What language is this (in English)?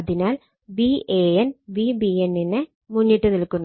Malayalam